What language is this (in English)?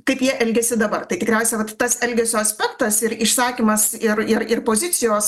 Lithuanian